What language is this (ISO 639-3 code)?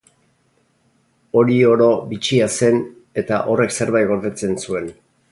eus